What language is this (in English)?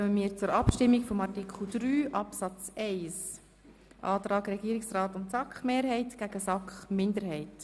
Swiss German